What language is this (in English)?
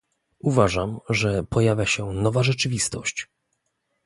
Polish